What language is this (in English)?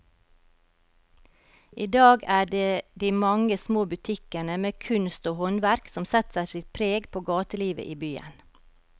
Norwegian